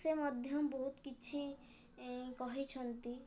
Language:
Odia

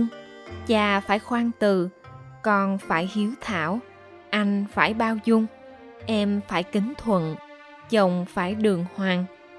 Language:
Vietnamese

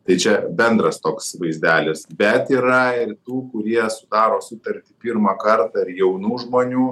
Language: Lithuanian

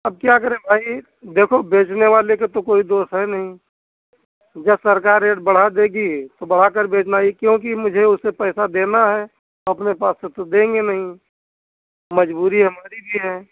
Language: Hindi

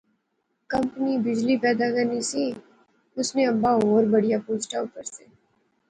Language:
Pahari-Potwari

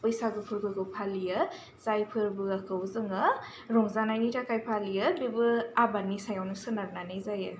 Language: Bodo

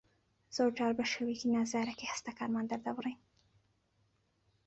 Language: Central Kurdish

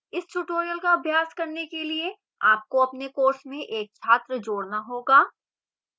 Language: Hindi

